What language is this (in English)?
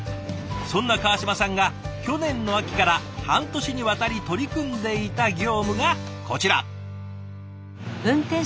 Japanese